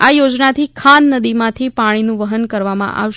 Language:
Gujarati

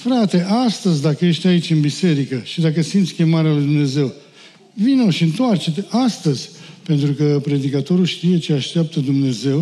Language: Romanian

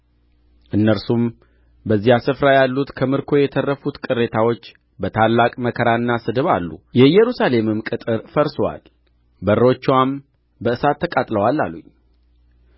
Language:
Amharic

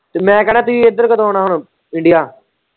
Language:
Punjabi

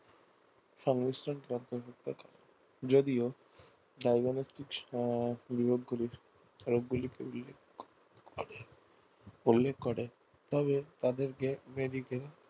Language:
Bangla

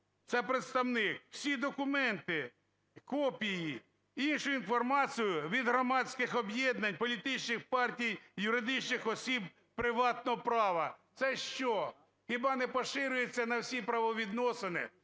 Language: Ukrainian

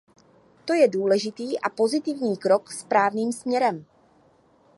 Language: Czech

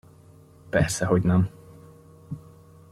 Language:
Hungarian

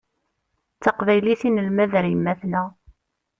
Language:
Kabyle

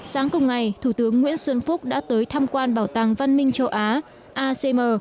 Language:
Vietnamese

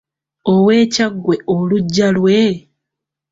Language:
Ganda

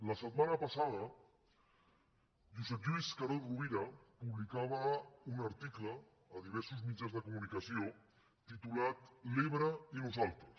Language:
Catalan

